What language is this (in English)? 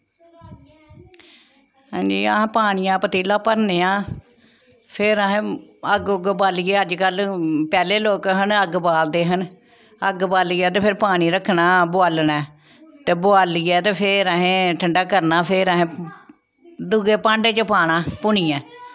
Dogri